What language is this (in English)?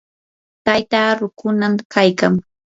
Yanahuanca Pasco Quechua